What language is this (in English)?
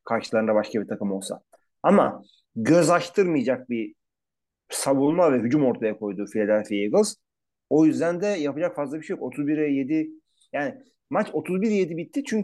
Turkish